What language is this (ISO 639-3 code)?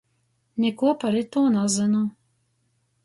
ltg